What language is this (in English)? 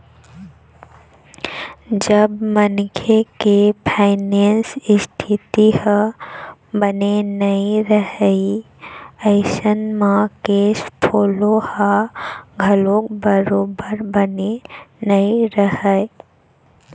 Chhattisgarhi